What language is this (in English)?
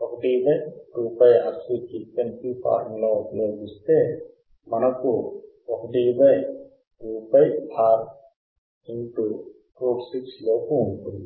Telugu